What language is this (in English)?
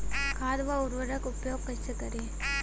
Bhojpuri